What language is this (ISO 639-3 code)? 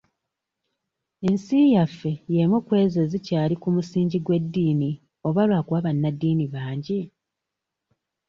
lug